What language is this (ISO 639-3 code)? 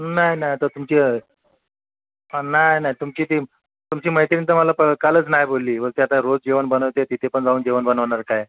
mar